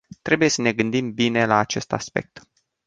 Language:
Romanian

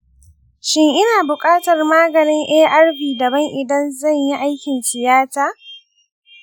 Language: Hausa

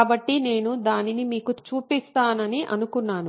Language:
Telugu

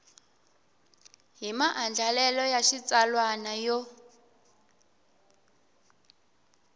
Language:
Tsonga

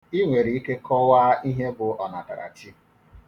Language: Igbo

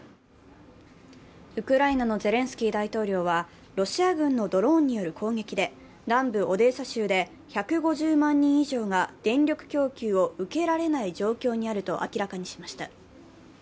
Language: Japanese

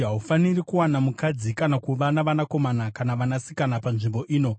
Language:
Shona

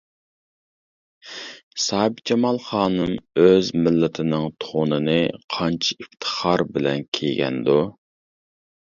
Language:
Uyghur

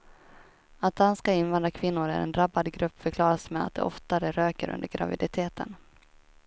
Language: Swedish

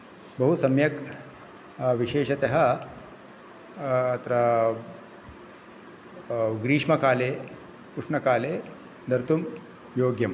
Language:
Sanskrit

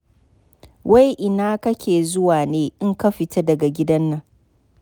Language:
Hausa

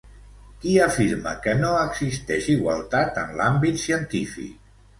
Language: Catalan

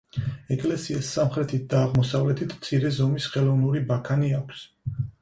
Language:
Georgian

